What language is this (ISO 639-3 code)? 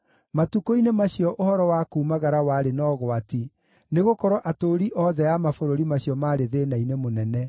kik